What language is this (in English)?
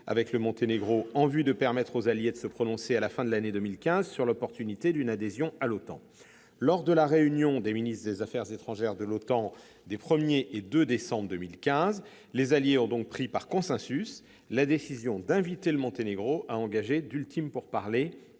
French